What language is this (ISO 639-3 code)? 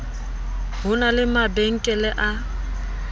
sot